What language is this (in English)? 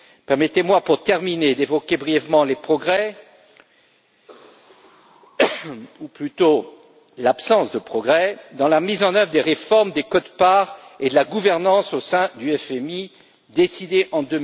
French